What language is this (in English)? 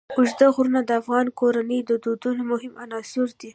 Pashto